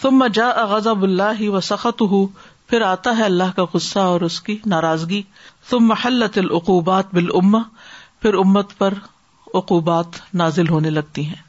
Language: Urdu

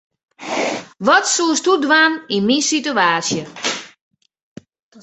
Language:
Western Frisian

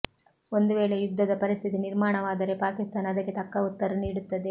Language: Kannada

